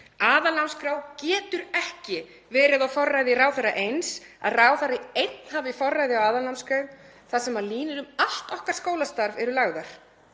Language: Icelandic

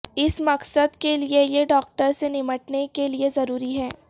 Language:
Urdu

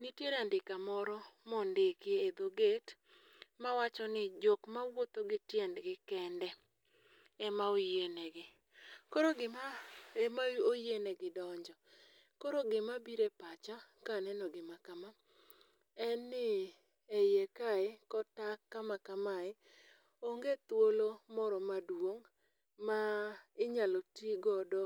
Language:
Luo (Kenya and Tanzania)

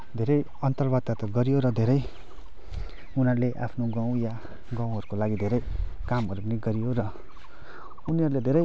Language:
Nepali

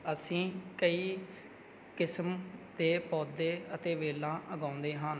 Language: Punjabi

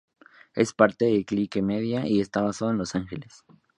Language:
Spanish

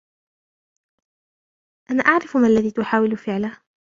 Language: Arabic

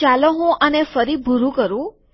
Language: Gujarati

